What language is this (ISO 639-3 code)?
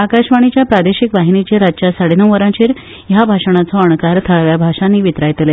kok